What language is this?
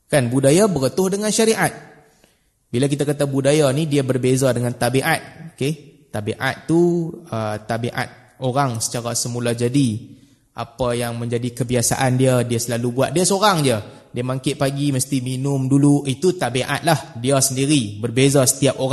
Malay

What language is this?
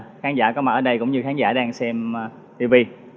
Vietnamese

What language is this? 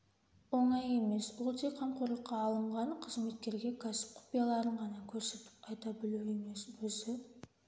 Kazakh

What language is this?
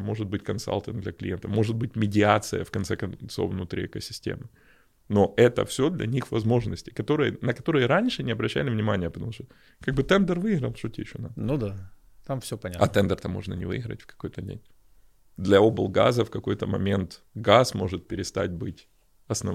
Russian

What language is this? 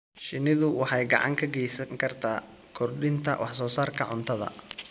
Somali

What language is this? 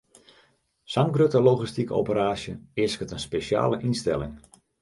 Western Frisian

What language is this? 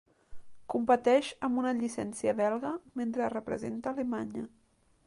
Catalan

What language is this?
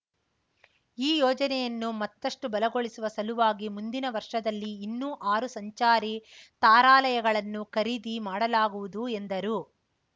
Kannada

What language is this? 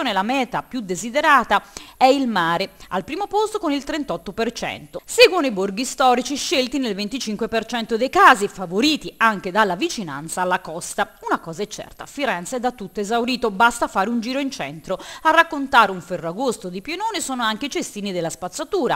Italian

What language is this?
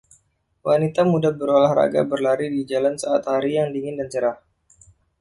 Indonesian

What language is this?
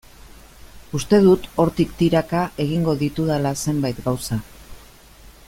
Basque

